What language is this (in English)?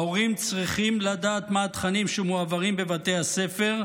Hebrew